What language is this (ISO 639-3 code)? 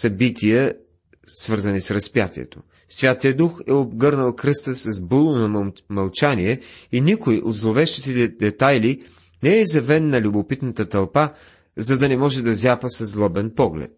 bul